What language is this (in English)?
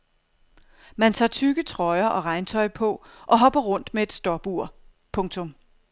Danish